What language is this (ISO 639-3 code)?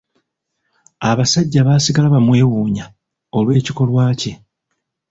lug